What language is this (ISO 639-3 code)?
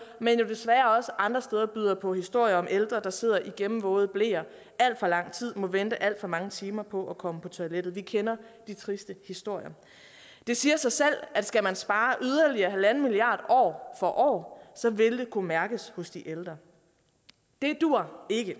dan